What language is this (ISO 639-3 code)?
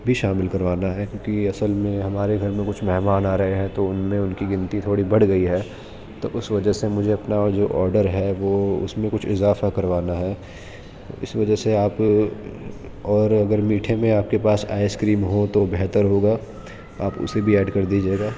urd